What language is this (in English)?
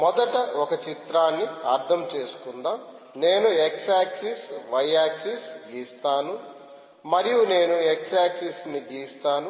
Telugu